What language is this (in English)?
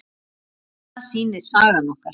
Icelandic